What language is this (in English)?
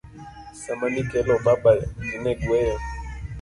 Luo (Kenya and Tanzania)